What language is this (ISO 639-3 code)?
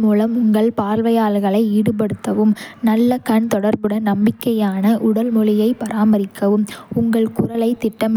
kfe